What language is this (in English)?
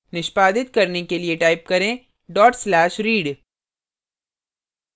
Hindi